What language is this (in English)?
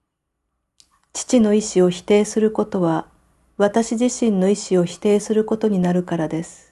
Japanese